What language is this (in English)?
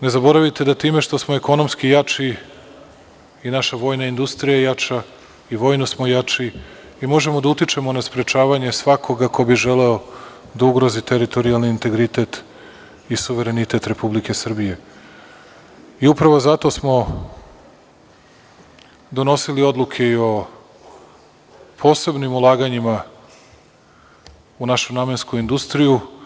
Serbian